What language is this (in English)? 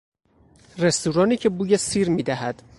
Persian